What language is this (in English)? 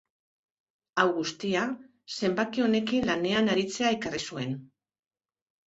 Basque